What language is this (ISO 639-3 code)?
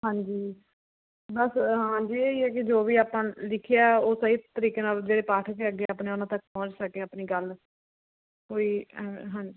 pan